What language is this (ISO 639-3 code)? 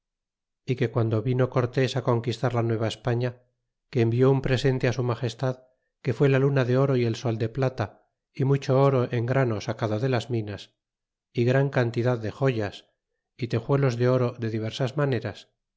spa